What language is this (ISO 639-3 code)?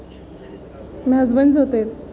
kas